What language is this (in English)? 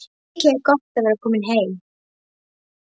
Icelandic